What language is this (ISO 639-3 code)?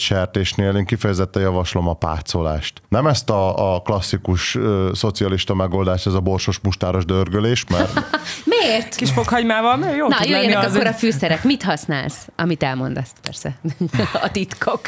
hun